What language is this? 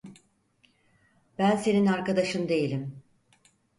Turkish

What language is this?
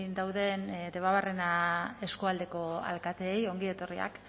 Basque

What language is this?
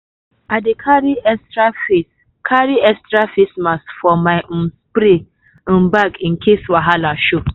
Nigerian Pidgin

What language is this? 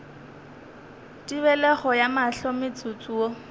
Northern Sotho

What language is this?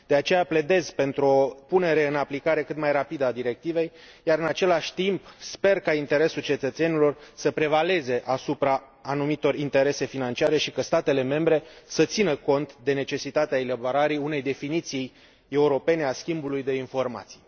Romanian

